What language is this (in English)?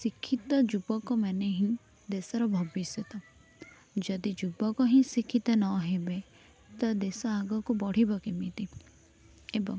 Odia